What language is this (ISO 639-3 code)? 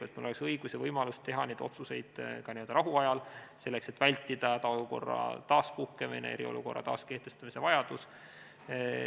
est